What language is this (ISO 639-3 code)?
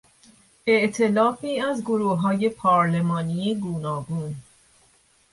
fas